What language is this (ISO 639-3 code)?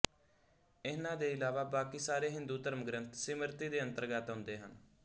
pan